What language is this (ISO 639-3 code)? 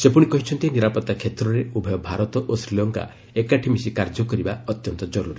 ori